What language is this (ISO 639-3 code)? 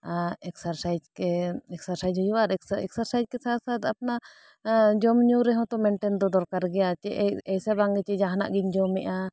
sat